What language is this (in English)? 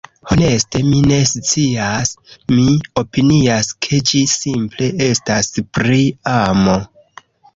Esperanto